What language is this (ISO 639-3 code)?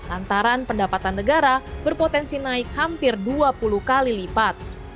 ind